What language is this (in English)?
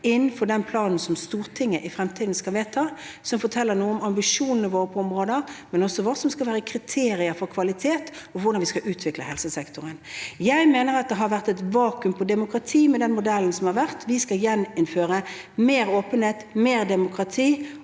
Norwegian